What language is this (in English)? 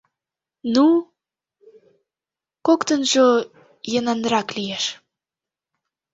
Mari